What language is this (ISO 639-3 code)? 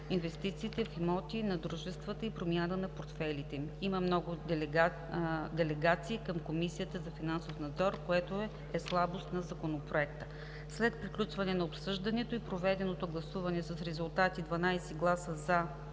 bul